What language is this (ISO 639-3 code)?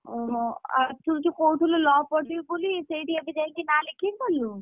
ori